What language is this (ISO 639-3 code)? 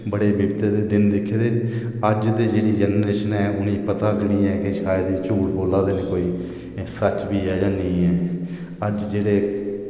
doi